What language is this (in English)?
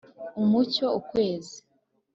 Kinyarwanda